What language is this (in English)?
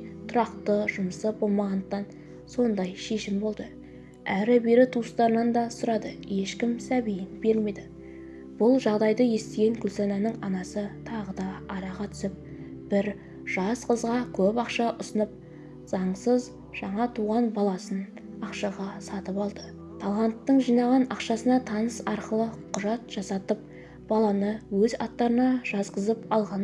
Turkish